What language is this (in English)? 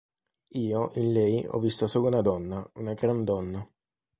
Italian